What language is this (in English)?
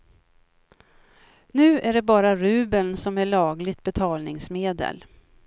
Swedish